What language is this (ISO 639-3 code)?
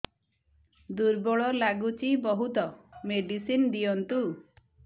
ori